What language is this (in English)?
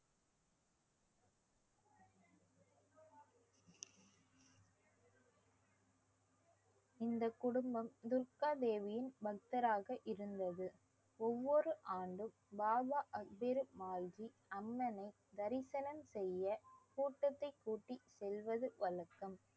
Tamil